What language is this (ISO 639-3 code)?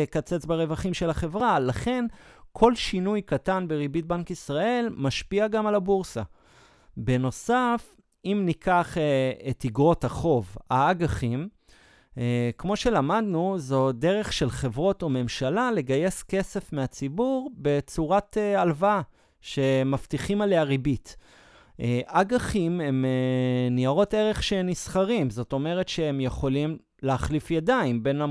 heb